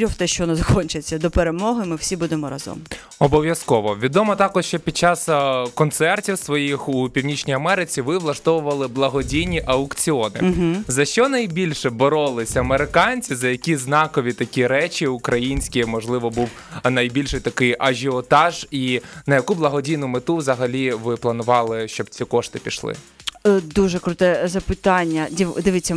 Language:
Ukrainian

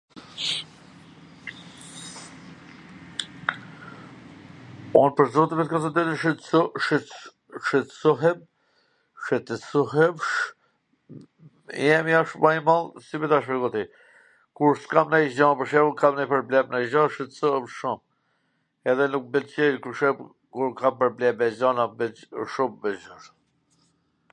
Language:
Gheg Albanian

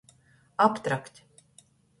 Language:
Latgalian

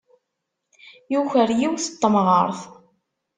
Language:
Kabyle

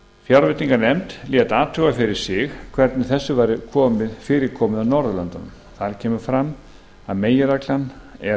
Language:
Icelandic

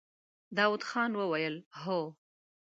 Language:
Pashto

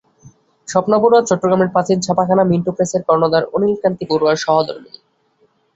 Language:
Bangla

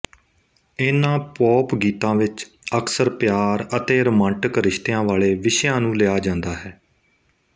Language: Punjabi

